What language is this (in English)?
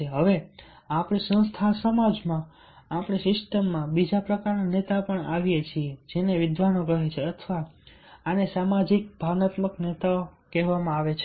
Gujarati